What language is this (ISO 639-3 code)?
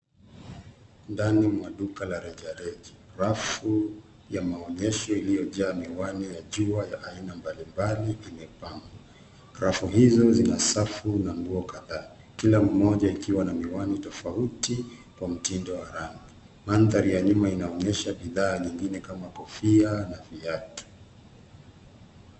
swa